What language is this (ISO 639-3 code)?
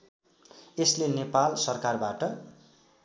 nep